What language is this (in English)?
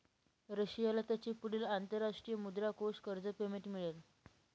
Marathi